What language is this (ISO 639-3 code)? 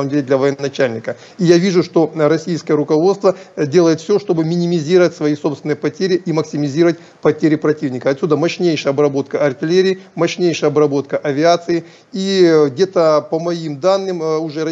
rus